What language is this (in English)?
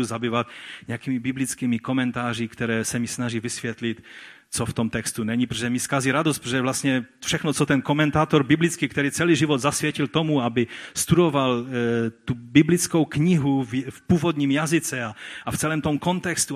Czech